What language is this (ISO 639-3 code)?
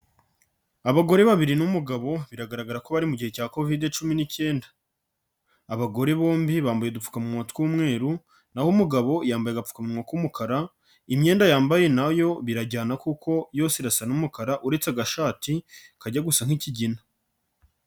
kin